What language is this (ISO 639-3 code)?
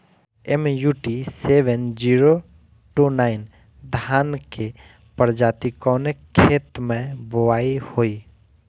bho